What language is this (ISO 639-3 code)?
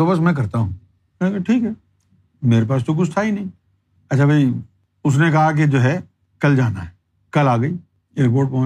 urd